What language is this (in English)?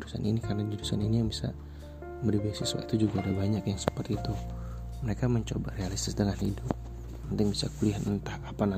Indonesian